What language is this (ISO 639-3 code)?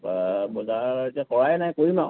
asm